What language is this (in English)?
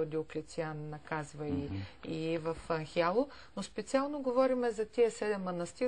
Ukrainian